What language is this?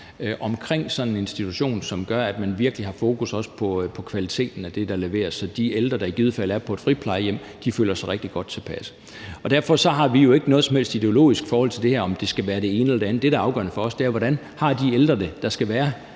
Danish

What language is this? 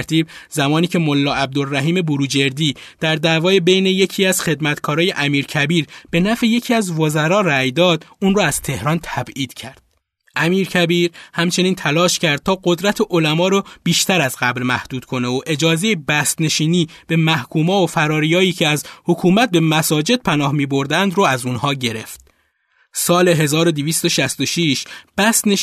Persian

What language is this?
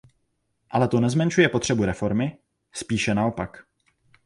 Czech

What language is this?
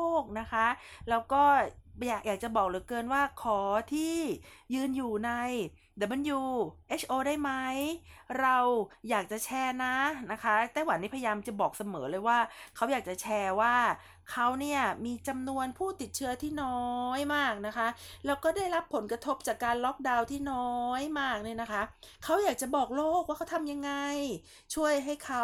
Thai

